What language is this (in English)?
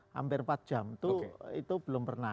Indonesian